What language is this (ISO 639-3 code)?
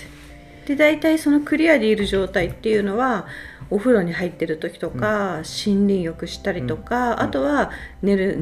jpn